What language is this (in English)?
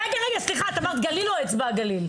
Hebrew